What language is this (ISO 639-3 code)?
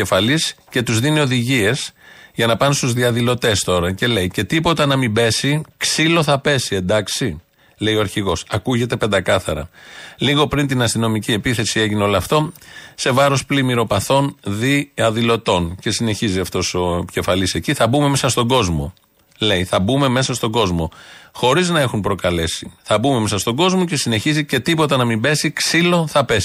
ell